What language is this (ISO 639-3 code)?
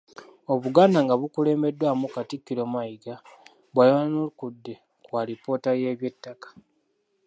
lug